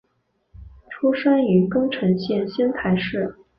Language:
Chinese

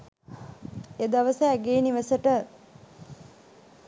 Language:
Sinhala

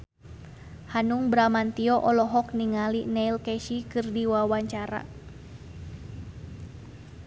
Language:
Sundanese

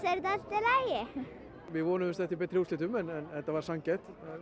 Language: Icelandic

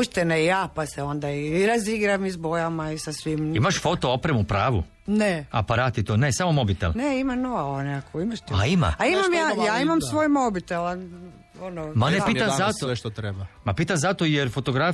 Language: Croatian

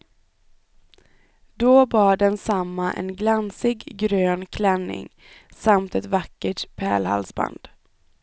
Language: Swedish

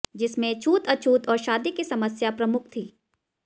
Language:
Hindi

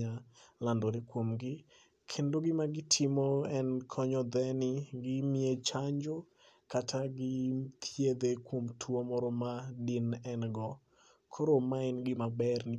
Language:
Luo (Kenya and Tanzania)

